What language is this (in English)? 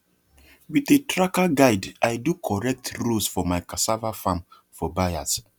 Nigerian Pidgin